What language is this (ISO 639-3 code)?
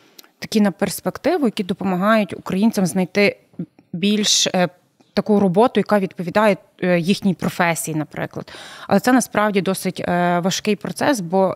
ukr